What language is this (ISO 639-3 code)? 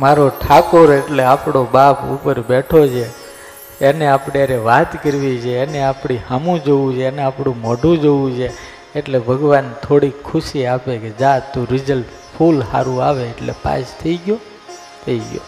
guj